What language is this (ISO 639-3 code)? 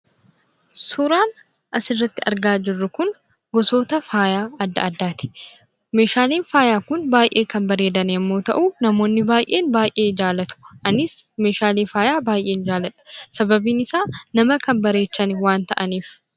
orm